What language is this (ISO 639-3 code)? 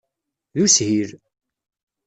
kab